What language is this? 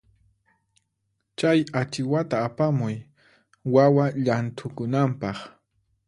Puno Quechua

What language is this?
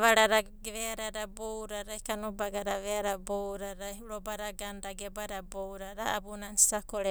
Abadi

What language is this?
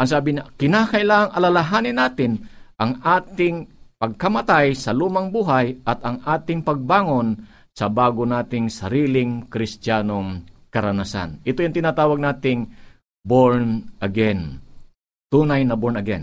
Filipino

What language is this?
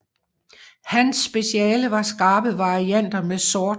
Danish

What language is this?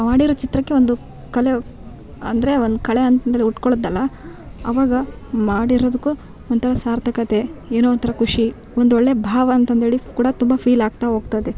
Kannada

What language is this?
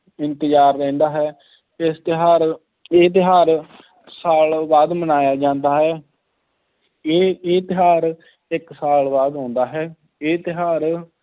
Punjabi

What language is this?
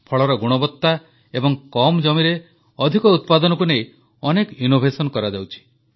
Odia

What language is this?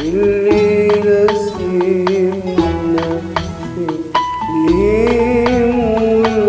Turkish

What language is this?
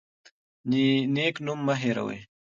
Pashto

